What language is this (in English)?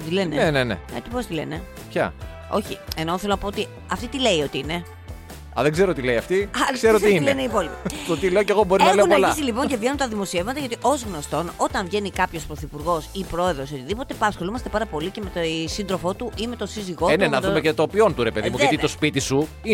Greek